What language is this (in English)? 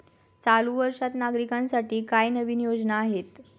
Marathi